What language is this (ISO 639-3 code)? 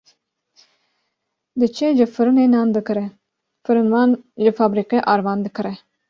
kur